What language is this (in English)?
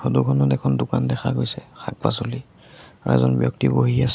Assamese